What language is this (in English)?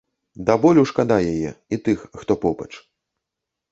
Belarusian